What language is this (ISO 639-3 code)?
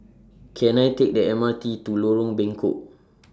eng